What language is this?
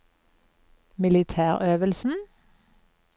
Norwegian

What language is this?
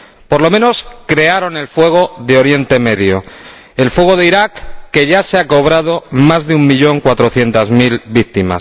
Spanish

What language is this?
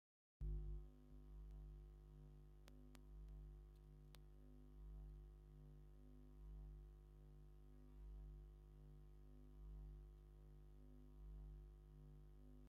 Tigrinya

